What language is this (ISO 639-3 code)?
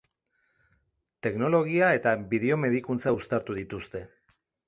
eus